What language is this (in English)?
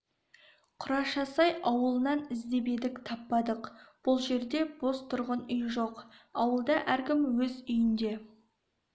Kazakh